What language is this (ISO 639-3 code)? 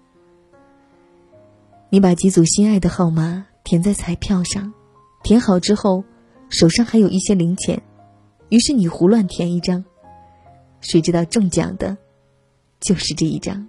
zho